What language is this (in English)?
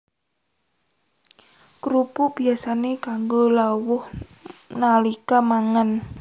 Javanese